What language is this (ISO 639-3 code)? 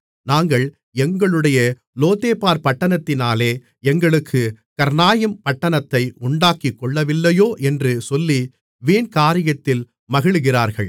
tam